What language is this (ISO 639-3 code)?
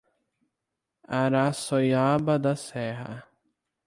por